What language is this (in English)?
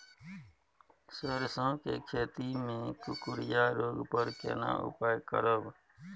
Maithili